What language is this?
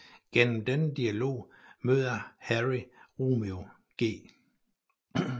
Danish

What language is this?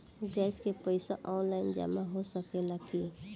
Bhojpuri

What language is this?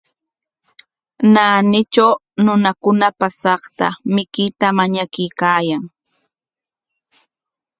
Corongo Ancash Quechua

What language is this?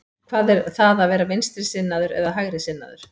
Icelandic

